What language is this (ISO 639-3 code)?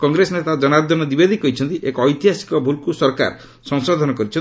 ori